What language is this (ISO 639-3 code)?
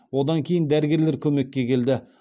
kaz